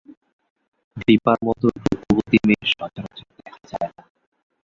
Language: Bangla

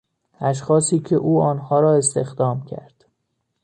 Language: Persian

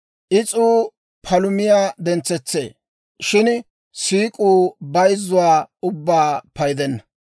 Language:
Dawro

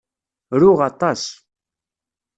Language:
Kabyle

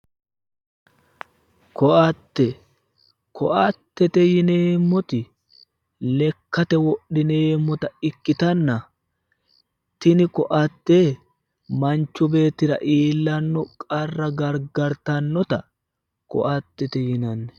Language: Sidamo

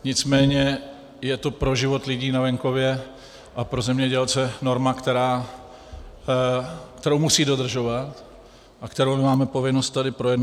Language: Czech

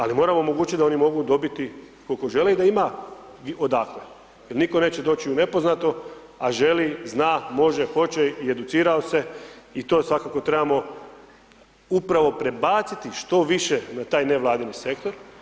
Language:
Croatian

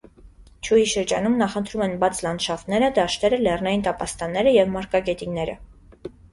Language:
Armenian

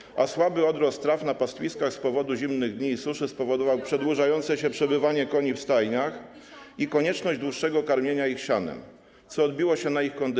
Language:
Polish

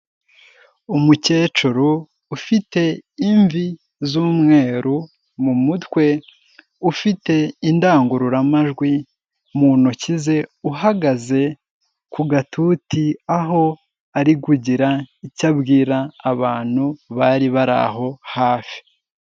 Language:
Kinyarwanda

